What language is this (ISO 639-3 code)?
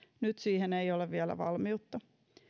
fin